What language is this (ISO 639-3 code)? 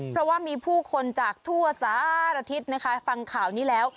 tha